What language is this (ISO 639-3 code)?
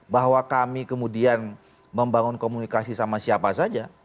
ind